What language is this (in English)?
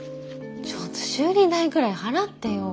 Japanese